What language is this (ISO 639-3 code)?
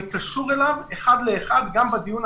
heb